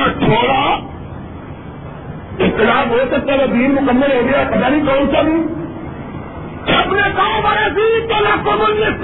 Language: Urdu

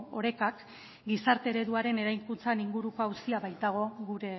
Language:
Basque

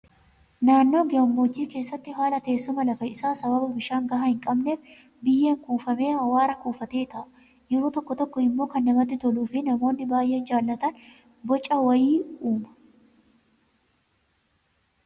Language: Oromo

